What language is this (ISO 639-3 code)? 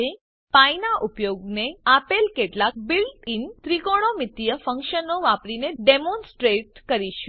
guj